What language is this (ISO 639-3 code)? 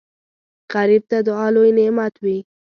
pus